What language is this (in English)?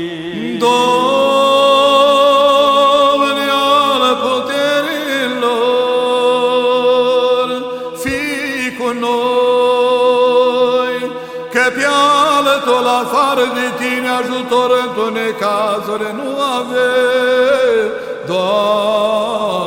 Romanian